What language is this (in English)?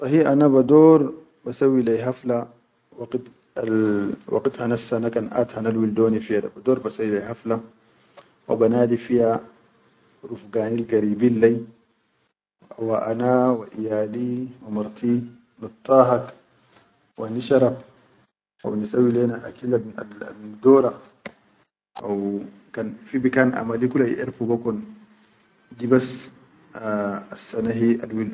Chadian Arabic